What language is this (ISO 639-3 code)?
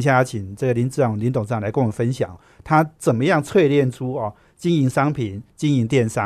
zho